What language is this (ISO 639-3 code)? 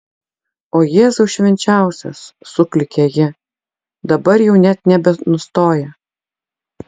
lit